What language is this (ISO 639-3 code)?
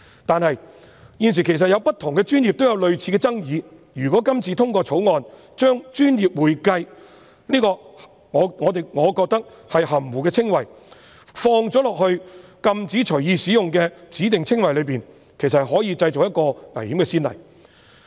yue